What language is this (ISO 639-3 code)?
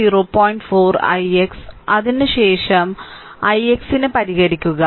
mal